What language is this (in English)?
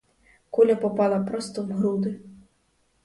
Ukrainian